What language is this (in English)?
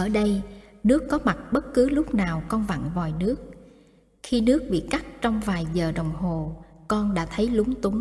Vietnamese